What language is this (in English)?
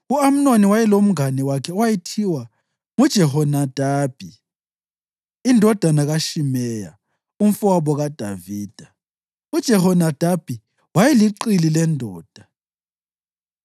North Ndebele